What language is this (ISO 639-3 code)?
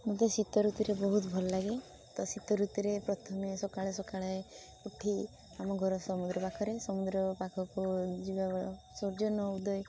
ori